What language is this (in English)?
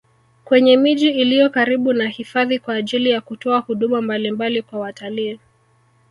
Swahili